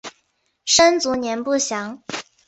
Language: Chinese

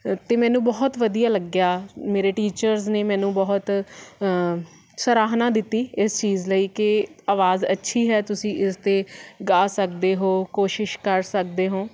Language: Punjabi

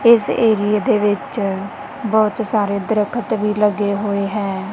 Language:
Punjabi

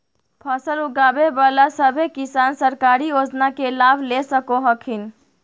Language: Magahi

